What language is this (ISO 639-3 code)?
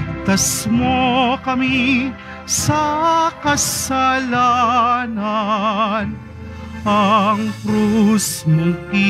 fil